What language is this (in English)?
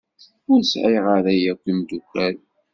Kabyle